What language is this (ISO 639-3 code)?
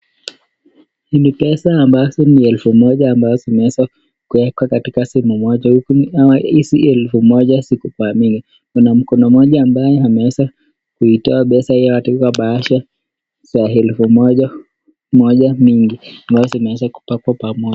swa